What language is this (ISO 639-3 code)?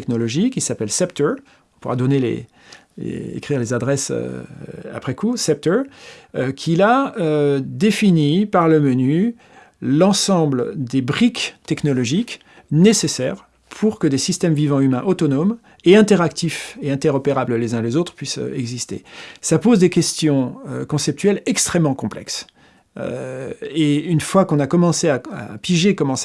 fra